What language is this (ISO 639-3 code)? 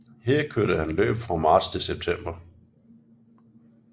dan